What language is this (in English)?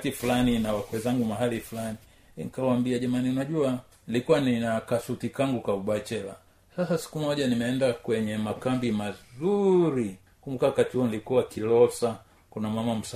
Swahili